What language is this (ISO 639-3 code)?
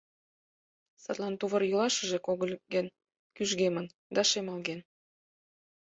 chm